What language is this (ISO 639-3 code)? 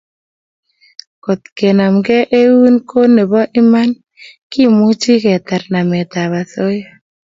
kln